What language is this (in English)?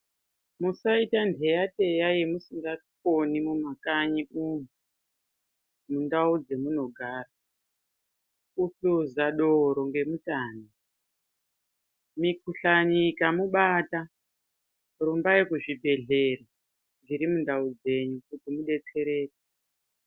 Ndau